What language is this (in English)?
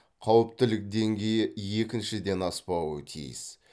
Kazakh